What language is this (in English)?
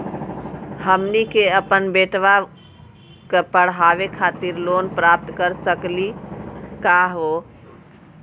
Magahi